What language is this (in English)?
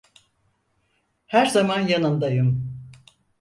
Turkish